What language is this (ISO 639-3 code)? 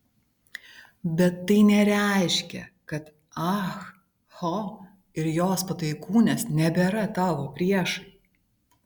lit